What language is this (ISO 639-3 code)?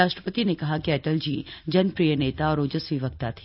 hin